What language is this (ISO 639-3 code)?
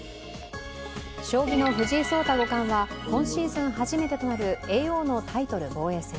jpn